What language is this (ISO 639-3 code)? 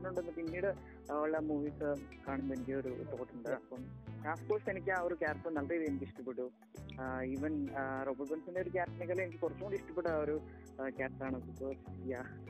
mal